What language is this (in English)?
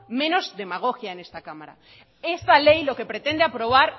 Spanish